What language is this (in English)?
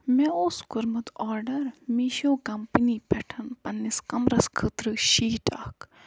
Kashmiri